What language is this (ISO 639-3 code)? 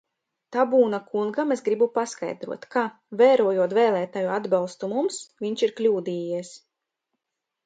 lav